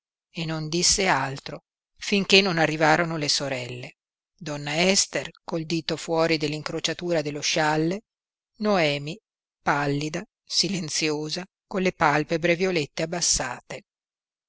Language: Italian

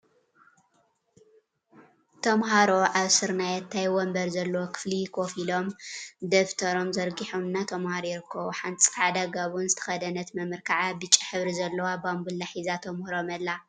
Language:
Tigrinya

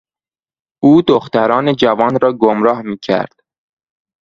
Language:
Persian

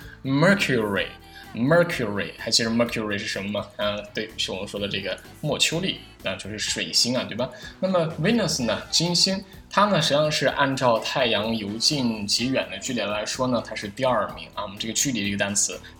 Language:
Chinese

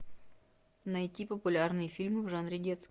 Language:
Russian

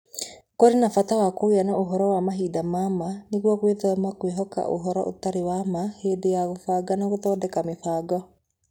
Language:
Kikuyu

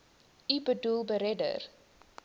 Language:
Afrikaans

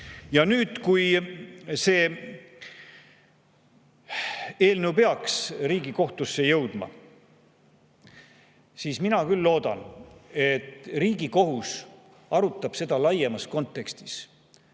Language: Estonian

